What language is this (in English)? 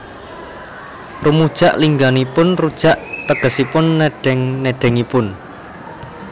Javanese